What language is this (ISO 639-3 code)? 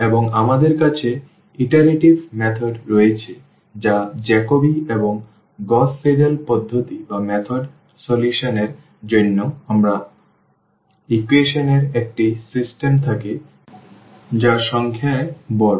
ben